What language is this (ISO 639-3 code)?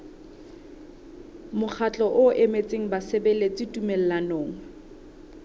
sot